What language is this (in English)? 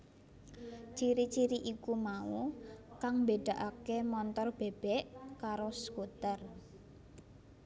Javanese